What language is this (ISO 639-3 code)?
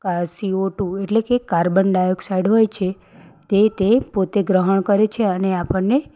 guj